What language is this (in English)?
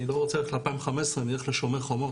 Hebrew